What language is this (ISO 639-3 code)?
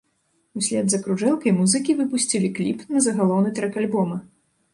bel